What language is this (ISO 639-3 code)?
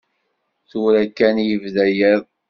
kab